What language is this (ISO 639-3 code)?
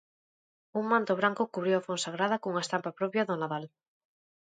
glg